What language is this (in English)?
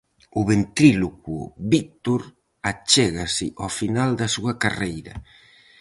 Galician